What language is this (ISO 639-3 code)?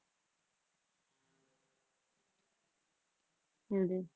pan